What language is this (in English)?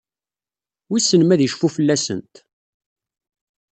Kabyle